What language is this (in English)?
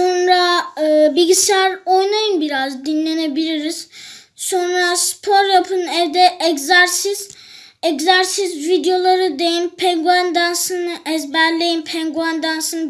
Turkish